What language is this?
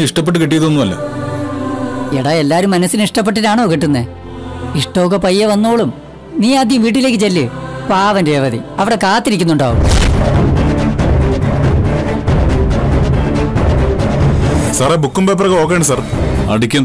Malayalam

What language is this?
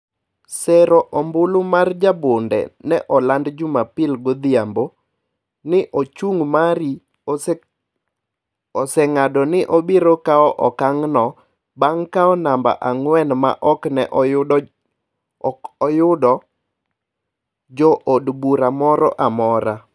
Luo (Kenya and Tanzania)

